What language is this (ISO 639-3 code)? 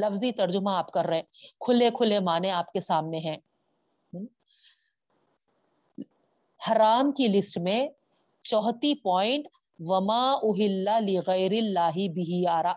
urd